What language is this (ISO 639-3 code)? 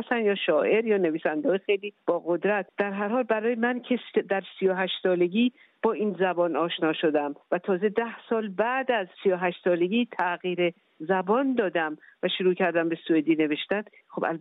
fas